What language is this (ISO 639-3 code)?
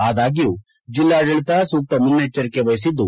kan